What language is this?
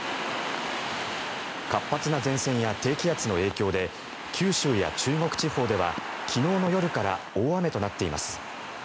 Japanese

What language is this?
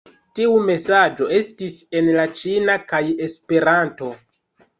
Esperanto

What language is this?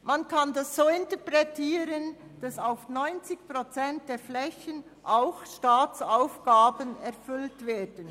Swiss German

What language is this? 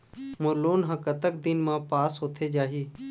Chhattisgarhi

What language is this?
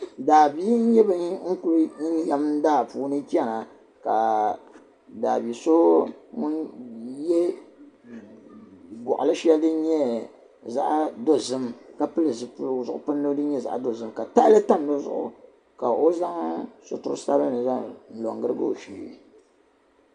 Dagbani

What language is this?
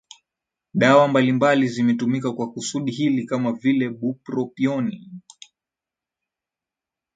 Swahili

